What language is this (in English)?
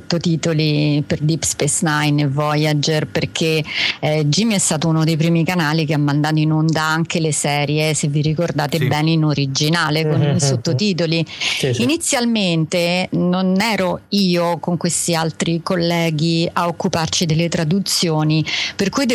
Italian